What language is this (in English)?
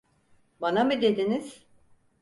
Turkish